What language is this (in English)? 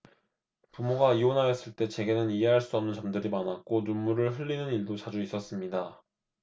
Korean